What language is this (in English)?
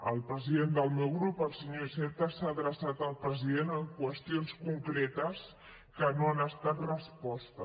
Catalan